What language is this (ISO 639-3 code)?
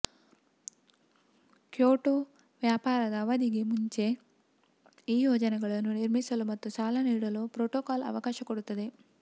kan